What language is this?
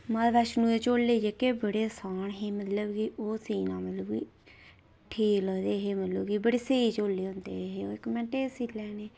Dogri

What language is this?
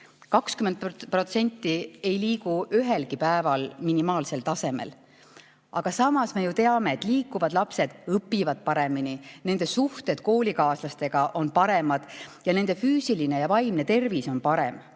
Estonian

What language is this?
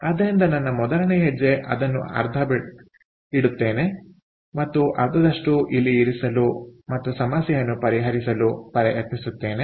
Kannada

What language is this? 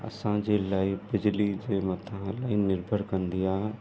Sindhi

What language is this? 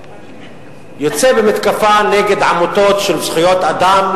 Hebrew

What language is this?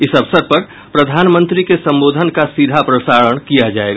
Hindi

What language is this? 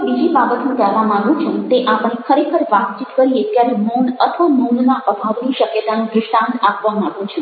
Gujarati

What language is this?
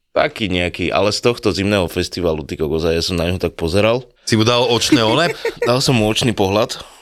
Slovak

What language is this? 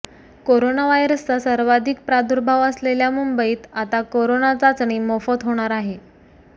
Marathi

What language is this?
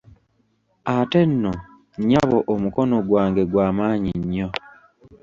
Ganda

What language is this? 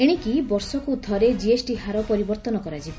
Odia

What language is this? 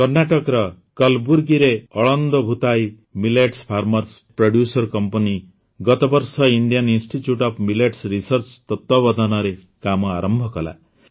Odia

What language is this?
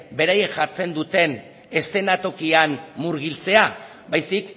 Basque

